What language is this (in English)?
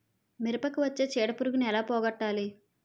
Telugu